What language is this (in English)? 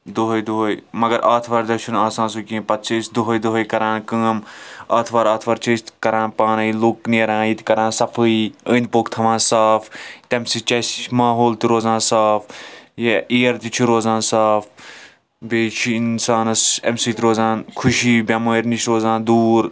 Kashmiri